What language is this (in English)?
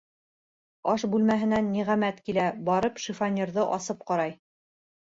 Bashkir